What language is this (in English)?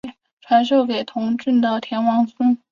Chinese